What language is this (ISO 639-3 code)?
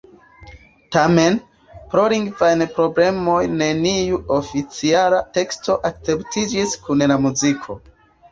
epo